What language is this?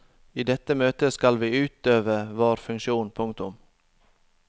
Norwegian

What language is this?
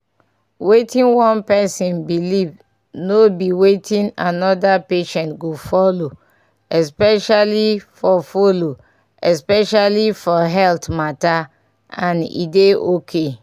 Nigerian Pidgin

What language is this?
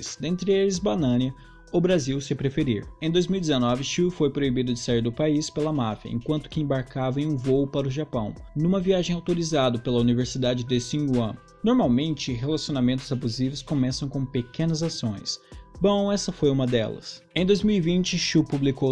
Portuguese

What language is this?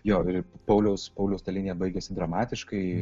Lithuanian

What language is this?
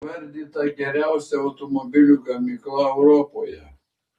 Lithuanian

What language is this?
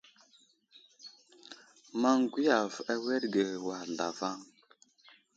Wuzlam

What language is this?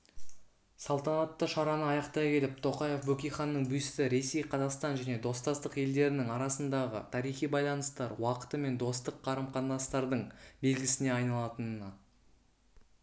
Kazakh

